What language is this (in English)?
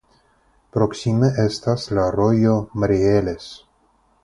Esperanto